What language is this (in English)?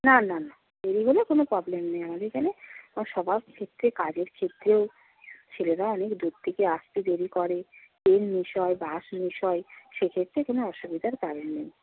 Bangla